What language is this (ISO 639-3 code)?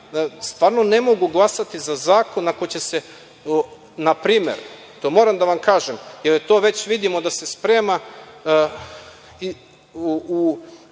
srp